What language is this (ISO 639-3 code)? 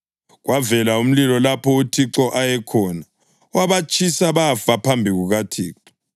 nde